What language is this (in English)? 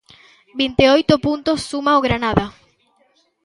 Galician